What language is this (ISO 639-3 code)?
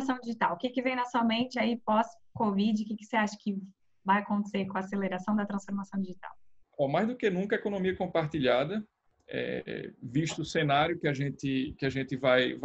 por